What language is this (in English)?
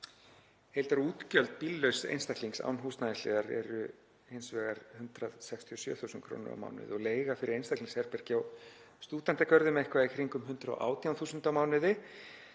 Icelandic